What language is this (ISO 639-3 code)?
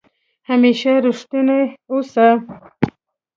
pus